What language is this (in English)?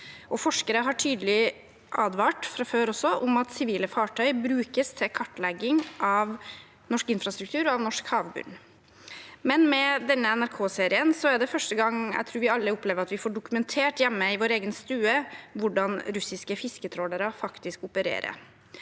Norwegian